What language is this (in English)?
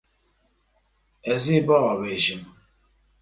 Kurdish